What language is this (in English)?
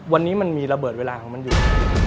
Thai